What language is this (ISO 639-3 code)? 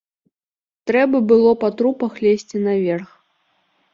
bel